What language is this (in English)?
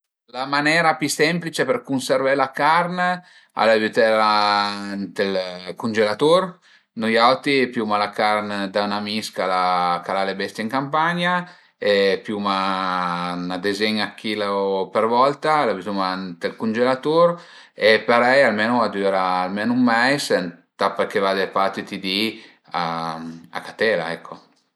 Piedmontese